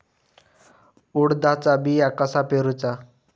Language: Marathi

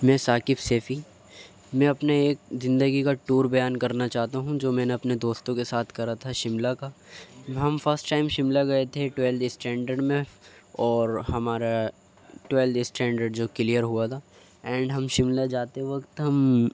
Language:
Urdu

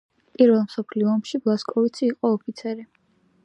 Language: Georgian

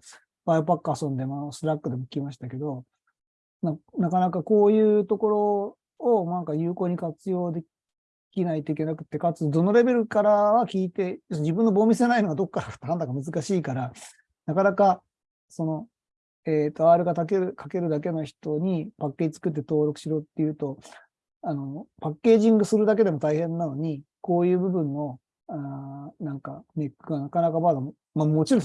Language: Japanese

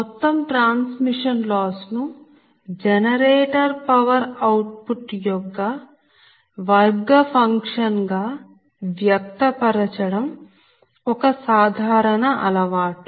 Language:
Telugu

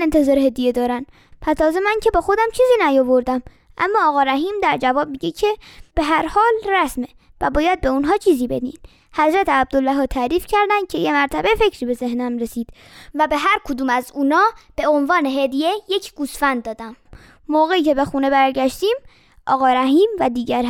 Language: Persian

